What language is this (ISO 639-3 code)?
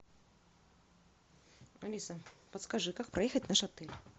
rus